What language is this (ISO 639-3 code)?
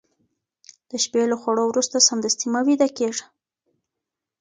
pus